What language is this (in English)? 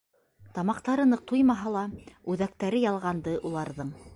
Bashkir